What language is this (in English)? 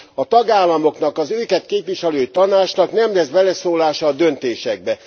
Hungarian